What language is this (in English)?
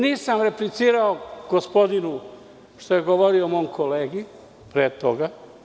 Serbian